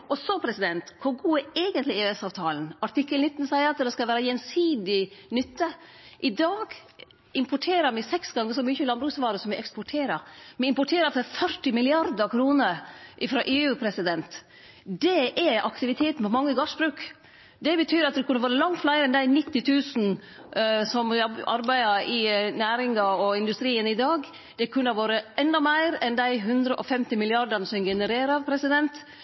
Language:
Norwegian Nynorsk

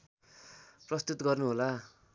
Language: Nepali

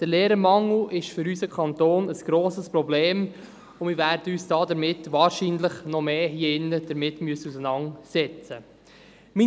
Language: Swiss German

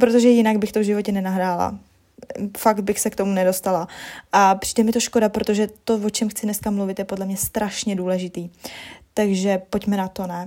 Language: Czech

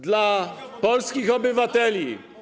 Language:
Polish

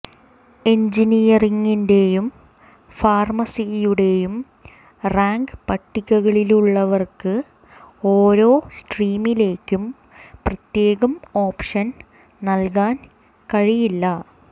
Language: Malayalam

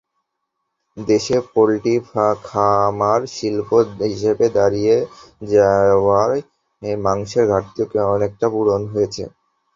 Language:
Bangla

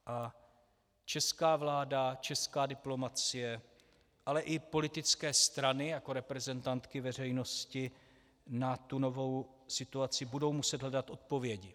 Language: Czech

